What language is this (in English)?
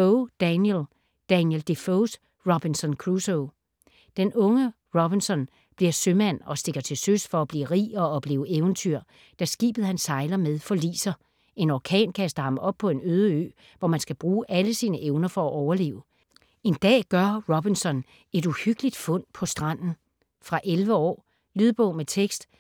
Danish